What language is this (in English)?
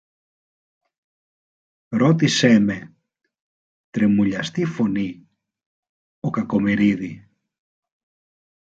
Greek